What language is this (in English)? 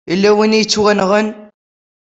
Kabyle